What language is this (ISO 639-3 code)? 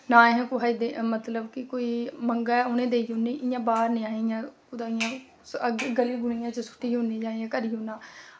doi